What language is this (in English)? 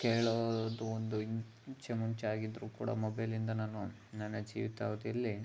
Kannada